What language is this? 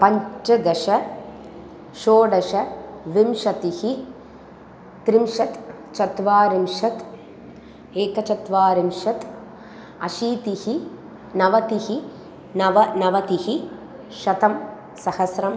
Sanskrit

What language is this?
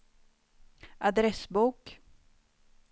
Swedish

